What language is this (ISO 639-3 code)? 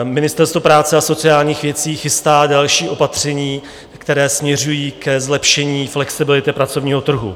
ces